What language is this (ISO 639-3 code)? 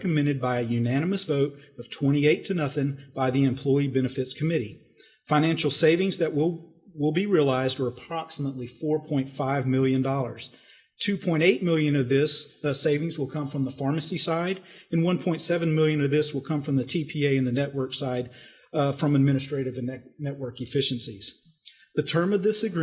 eng